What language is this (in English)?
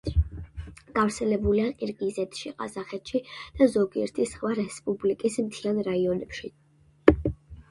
Georgian